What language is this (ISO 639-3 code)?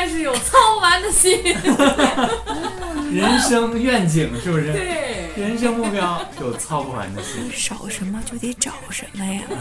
zho